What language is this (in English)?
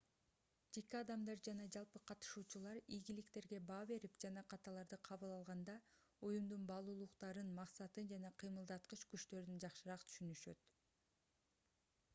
Kyrgyz